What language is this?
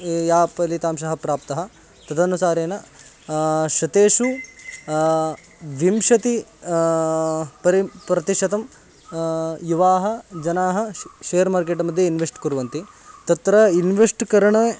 Sanskrit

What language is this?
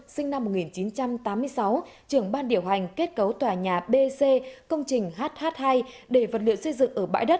Vietnamese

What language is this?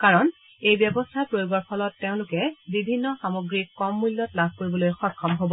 Assamese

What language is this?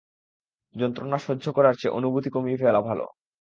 Bangla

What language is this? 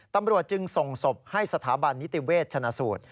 Thai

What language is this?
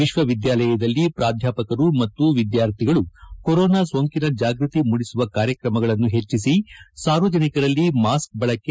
Kannada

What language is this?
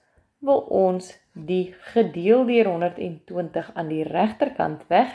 Dutch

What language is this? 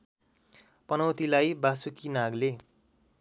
Nepali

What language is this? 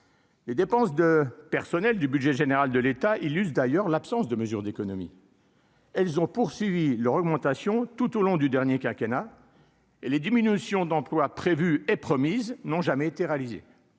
French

